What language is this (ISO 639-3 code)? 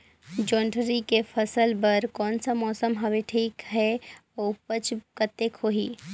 hne